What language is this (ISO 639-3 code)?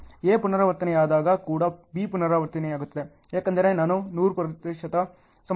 kan